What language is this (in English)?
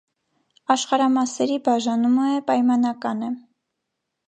Armenian